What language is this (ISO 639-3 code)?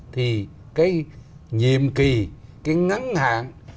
vie